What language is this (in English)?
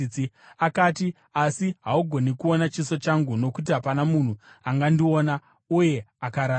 Shona